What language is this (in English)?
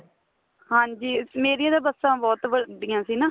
Punjabi